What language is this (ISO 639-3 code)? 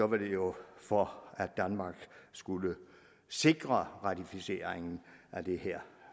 dan